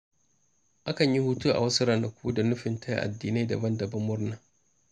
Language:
Hausa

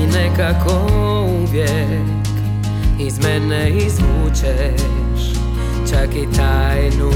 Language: Croatian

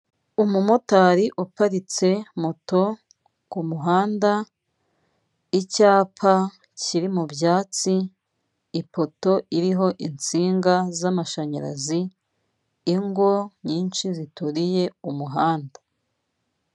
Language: Kinyarwanda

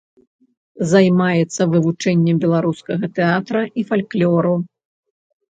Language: Belarusian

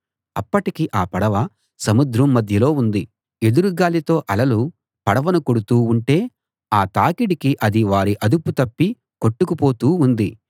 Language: Telugu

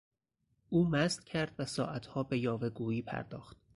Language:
Persian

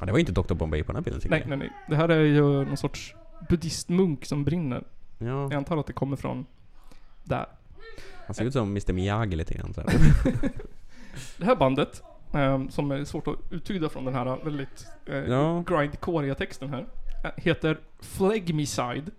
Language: Swedish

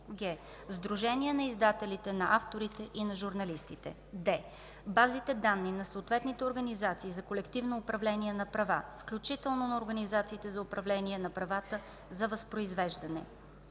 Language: Bulgarian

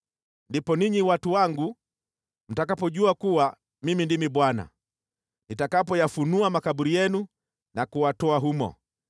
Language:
Swahili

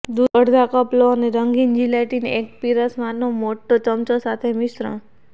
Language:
Gujarati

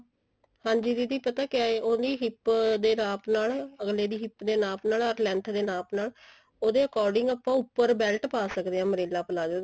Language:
Punjabi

